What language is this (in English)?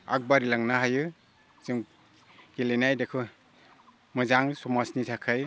Bodo